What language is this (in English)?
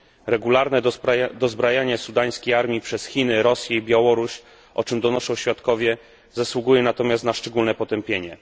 Polish